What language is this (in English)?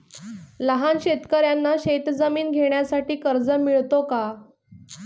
Marathi